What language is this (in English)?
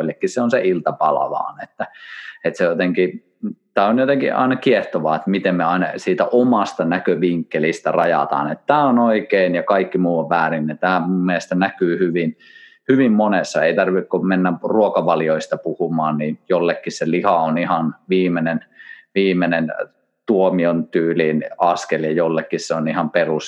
Finnish